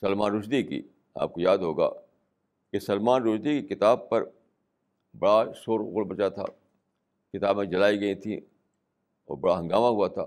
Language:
Urdu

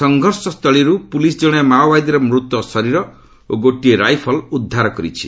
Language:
Odia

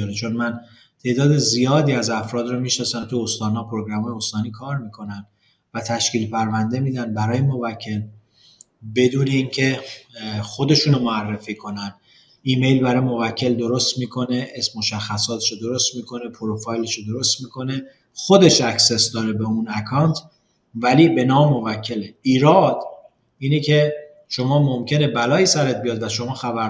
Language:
Persian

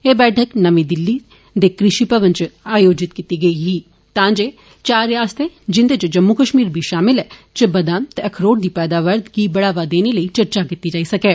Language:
Dogri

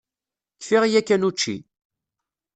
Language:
Kabyle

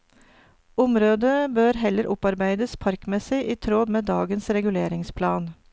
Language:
Norwegian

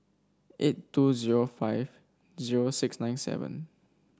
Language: English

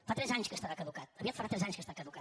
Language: Catalan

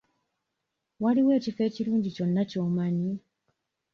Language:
Ganda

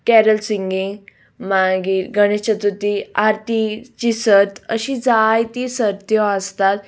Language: Konkani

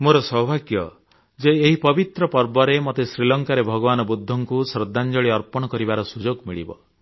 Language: Odia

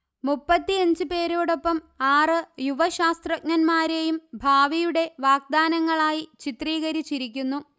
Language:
Malayalam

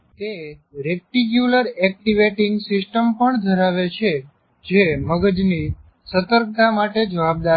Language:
Gujarati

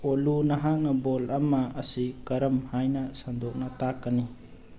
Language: Manipuri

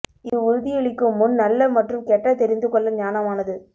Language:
Tamil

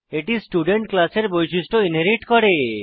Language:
Bangla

